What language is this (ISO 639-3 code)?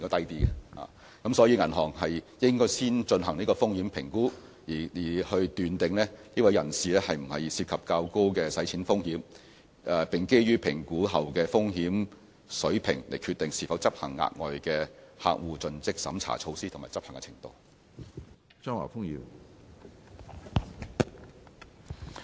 yue